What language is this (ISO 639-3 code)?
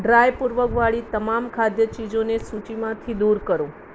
guj